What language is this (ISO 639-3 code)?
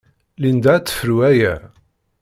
kab